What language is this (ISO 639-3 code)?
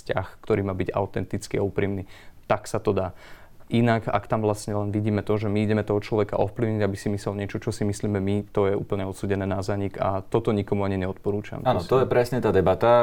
slk